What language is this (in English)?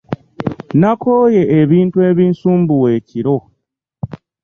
Ganda